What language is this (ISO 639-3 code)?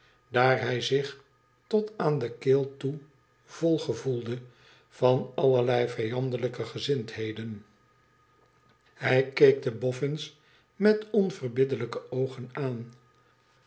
nld